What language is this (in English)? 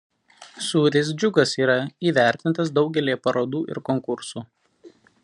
Lithuanian